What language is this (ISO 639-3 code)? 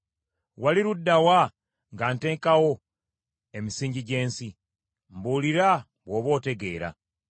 lug